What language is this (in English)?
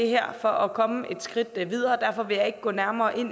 Danish